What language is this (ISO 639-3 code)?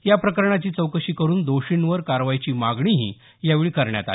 mar